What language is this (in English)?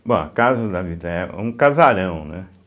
Portuguese